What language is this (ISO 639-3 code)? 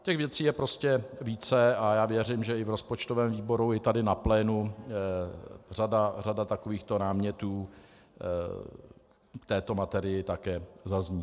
ces